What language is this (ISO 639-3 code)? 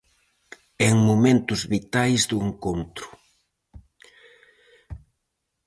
glg